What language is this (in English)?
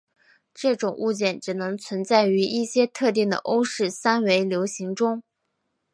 Chinese